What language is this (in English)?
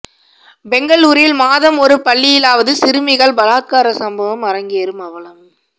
Tamil